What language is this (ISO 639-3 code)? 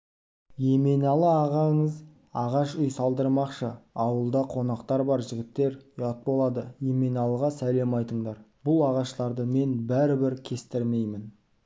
kaz